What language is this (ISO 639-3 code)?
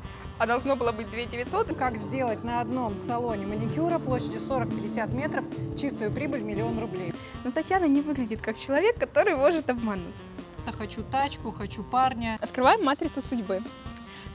rus